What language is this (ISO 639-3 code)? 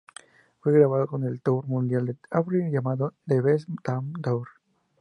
spa